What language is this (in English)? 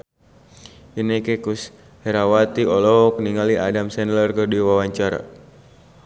Sundanese